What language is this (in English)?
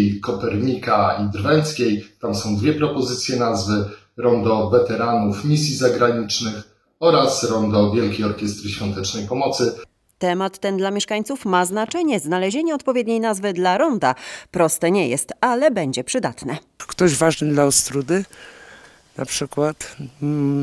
Polish